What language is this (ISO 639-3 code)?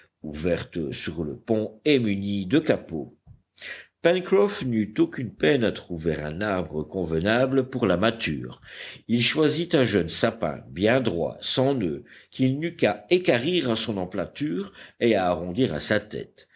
fra